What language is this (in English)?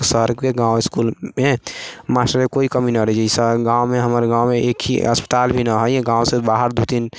Maithili